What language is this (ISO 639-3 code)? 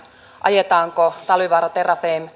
fin